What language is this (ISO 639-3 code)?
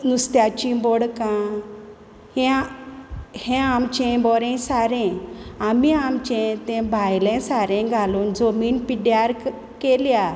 kok